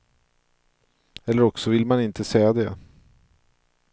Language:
Swedish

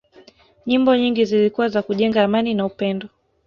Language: Swahili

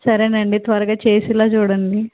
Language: Telugu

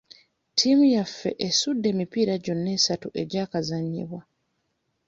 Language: Ganda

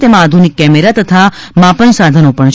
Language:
Gujarati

